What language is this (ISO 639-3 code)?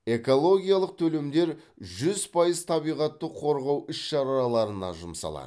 kaz